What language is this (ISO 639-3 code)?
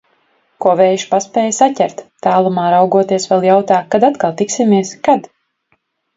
lav